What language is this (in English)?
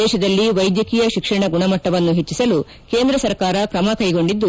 Kannada